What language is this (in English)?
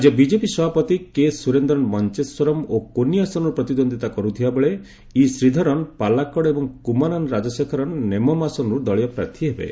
Odia